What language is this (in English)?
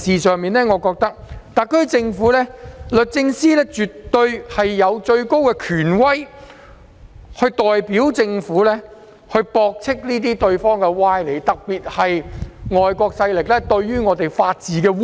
Cantonese